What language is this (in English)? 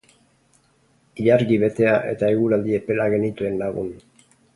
Basque